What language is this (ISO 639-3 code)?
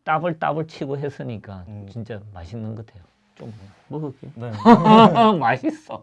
kor